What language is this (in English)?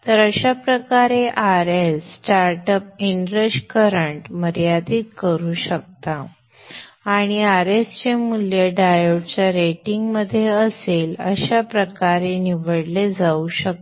Marathi